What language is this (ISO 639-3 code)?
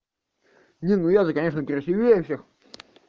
rus